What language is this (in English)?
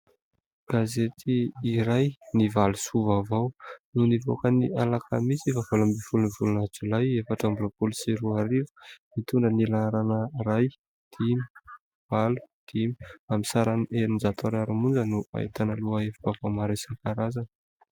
Malagasy